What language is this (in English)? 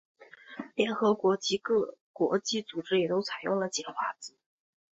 Chinese